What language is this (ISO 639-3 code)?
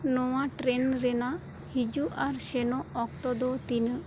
sat